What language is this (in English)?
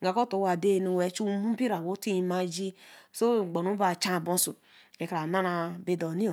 Eleme